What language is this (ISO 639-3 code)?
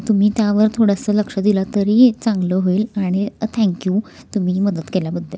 mar